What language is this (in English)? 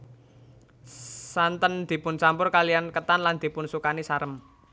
Javanese